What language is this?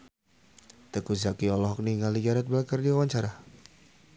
Sundanese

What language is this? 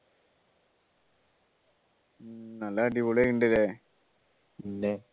Malayalam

